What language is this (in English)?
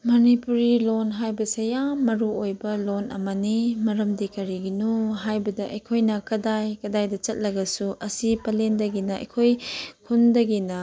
Manipuri